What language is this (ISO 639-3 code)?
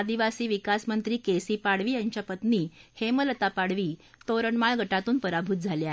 mar